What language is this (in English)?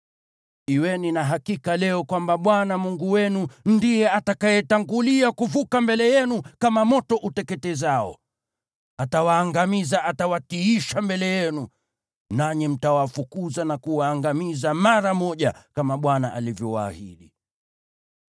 Swahili